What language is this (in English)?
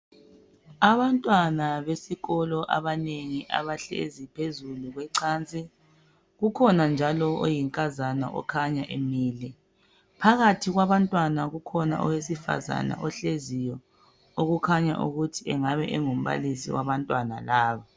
North Ndebele